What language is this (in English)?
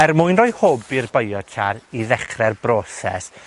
Welsh